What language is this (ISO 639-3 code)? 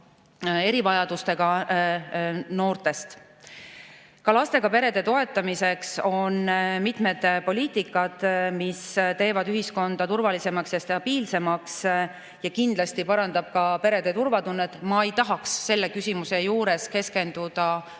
est